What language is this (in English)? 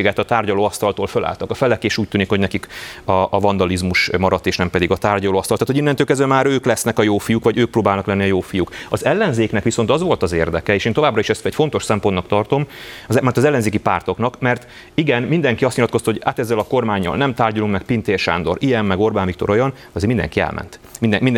Hungarian